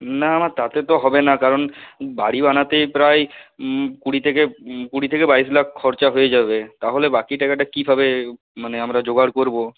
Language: Bangla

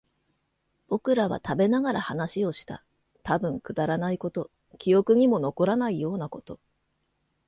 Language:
Japanese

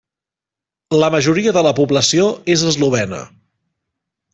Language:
Catalan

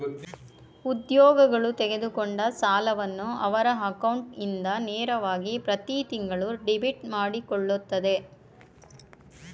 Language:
Kannada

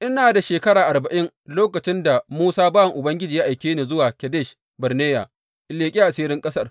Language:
Hausa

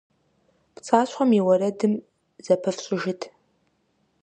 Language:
Kabardian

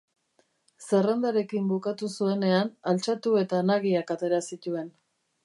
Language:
Basque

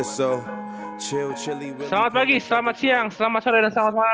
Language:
Indonesian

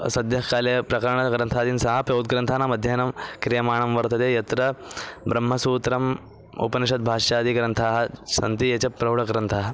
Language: Sanskrit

